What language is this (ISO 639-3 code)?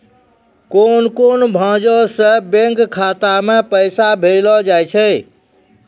mai